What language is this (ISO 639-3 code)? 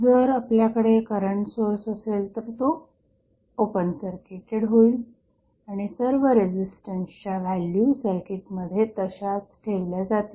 mar